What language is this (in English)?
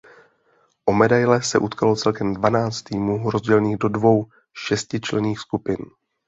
Czech